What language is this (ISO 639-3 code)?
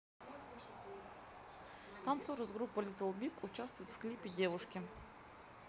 rus